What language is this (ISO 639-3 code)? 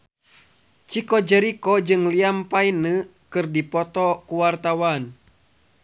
sun